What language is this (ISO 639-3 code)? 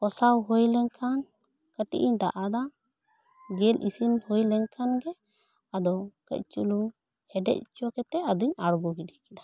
sat